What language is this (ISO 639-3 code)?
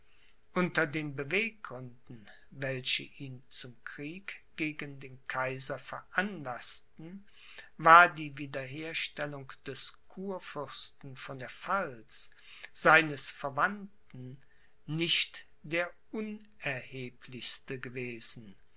deu